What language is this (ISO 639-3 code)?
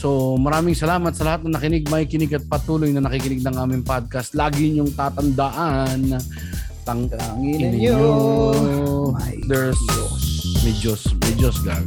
fil